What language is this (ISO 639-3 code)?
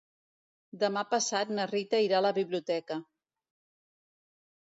cat